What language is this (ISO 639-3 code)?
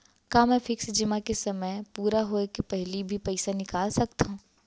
hne